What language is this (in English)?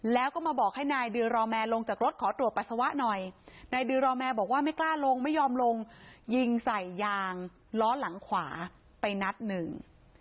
Thai